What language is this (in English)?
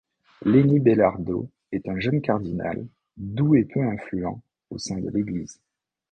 French